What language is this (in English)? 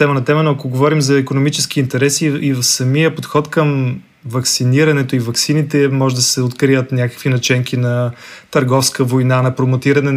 Bulgarian